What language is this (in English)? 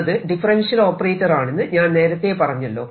Malayalam